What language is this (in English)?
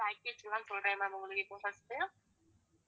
Tamil